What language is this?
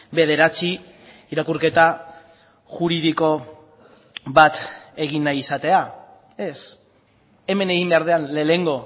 Basque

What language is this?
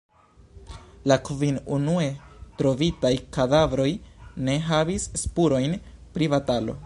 Esperanto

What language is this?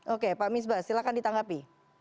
Indonesian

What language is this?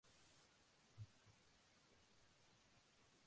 Spanish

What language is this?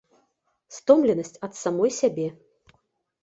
Belarusian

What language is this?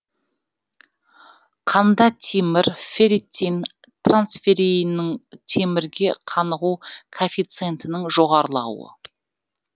Kazakh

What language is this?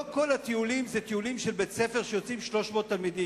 Hebrew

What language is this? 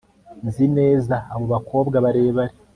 Kinyarwanda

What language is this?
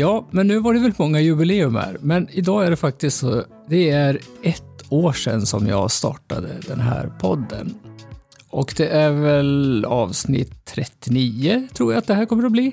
Swedish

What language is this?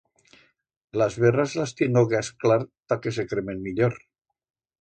Aragonese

